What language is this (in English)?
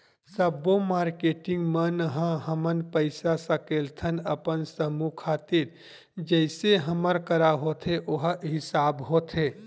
Chhattisgarhi